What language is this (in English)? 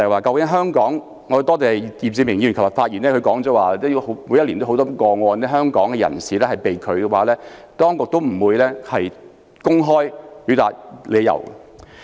Cantonese